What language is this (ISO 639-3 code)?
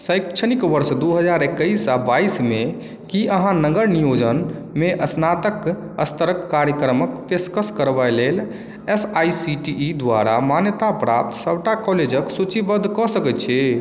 mai